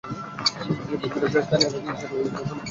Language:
Bangla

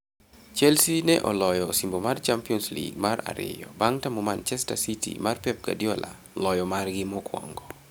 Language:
Luo (Kenya and Tanzania)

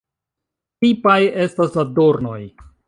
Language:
Esperanto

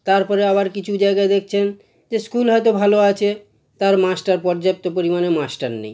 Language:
Bangla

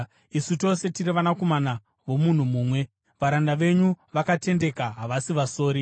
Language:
Shona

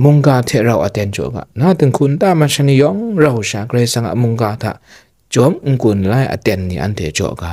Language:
Thai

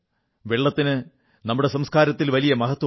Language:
Malayalam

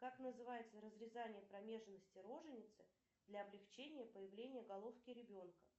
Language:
Russian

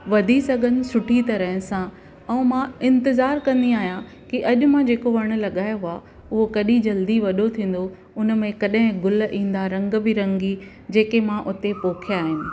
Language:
Sindhi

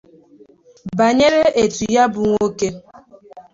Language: Igbo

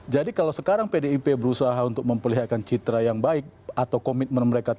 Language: Indonesian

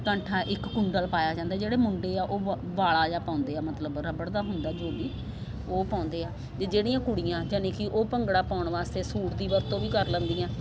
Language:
Punjabi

